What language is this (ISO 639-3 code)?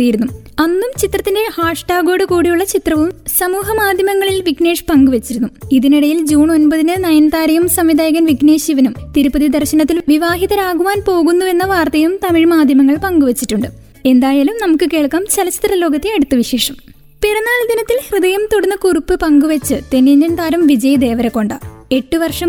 mal